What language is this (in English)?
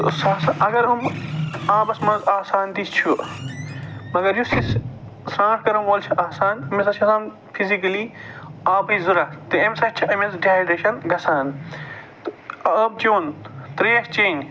Kashmiri